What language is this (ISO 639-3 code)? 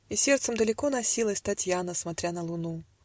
rus